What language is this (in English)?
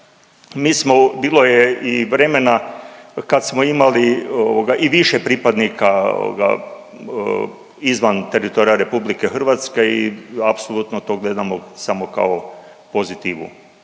Croatian